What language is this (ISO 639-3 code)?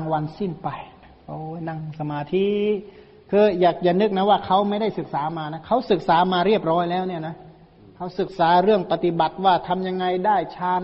tha